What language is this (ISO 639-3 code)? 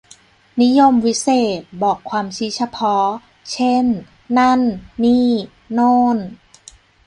tha